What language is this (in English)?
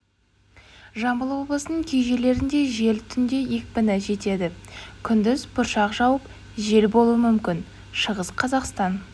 Kazakh